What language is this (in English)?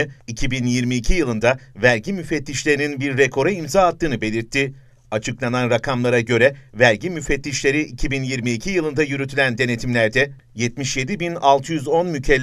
Turkish